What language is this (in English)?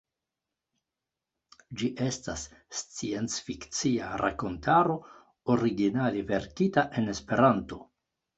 Esperanto